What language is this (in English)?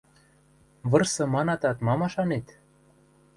Western Mari